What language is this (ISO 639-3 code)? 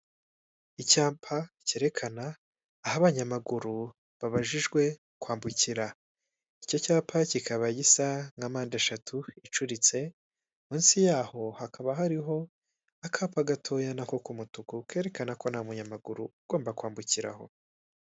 kin